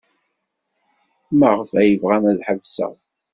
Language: Kabyle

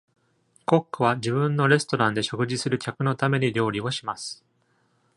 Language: Japanese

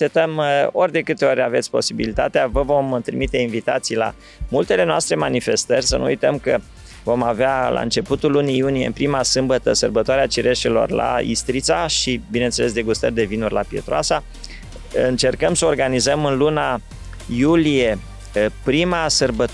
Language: Romanian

